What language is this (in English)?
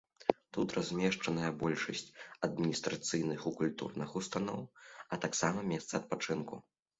Belarusian